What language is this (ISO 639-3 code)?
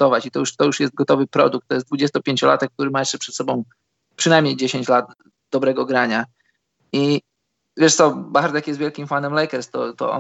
pol